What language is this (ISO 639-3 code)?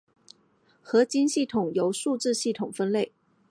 zho